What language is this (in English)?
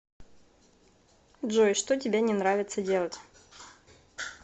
Russian